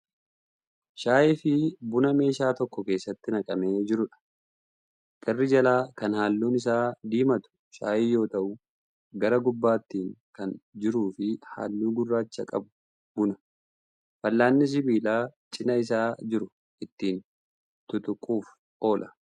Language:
Oromo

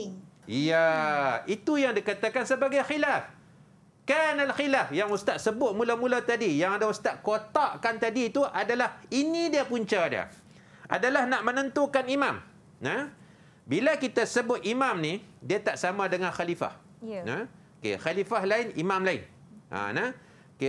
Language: Malay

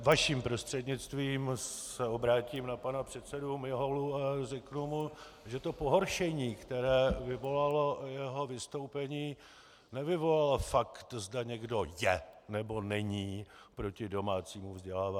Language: Czech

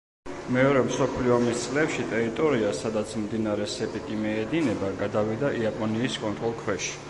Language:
Georgian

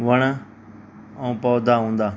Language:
Sindhi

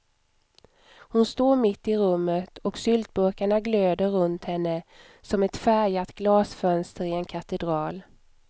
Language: Swedish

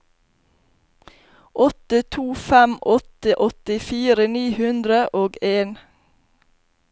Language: Norwegian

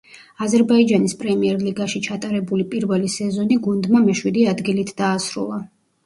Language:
Georgian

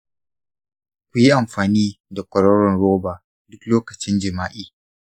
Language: Hausa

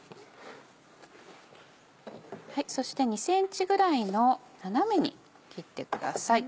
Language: Japanese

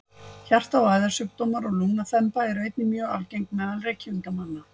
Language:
Icelandic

